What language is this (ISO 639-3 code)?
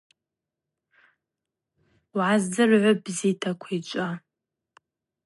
abq